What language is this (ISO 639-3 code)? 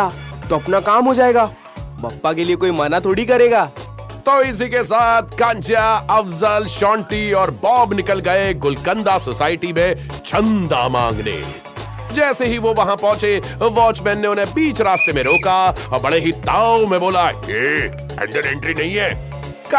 hin